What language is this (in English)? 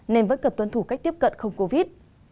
Vietnamese